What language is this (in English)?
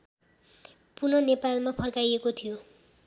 Nepali